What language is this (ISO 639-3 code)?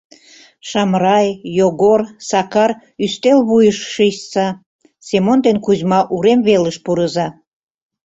chm